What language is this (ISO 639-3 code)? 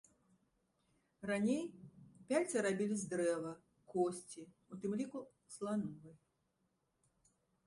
bel